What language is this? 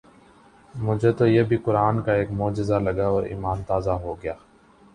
Urdu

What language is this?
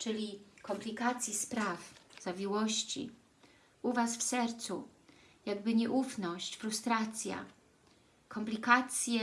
Polish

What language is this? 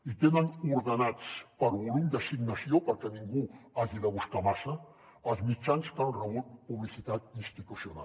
Catalan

